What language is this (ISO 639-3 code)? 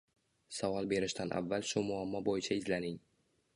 uzb